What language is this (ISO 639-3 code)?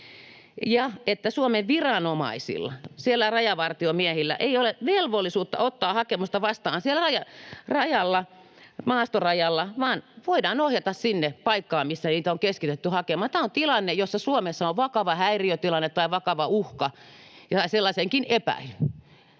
fin